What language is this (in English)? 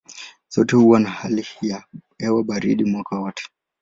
Swahili